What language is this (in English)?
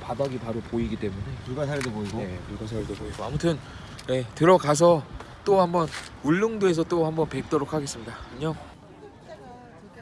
Korean